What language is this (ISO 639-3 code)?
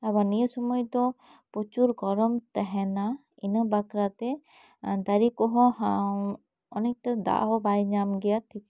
sat